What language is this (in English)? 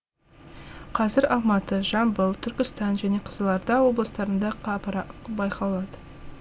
Kazakh